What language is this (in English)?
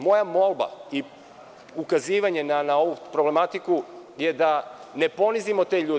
Serbian